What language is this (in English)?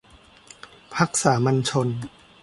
Thai